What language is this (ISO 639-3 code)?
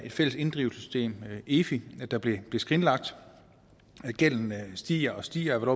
dan